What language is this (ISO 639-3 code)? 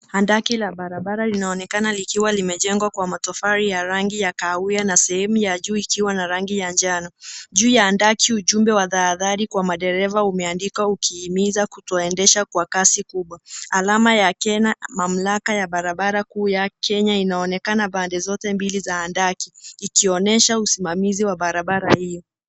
swa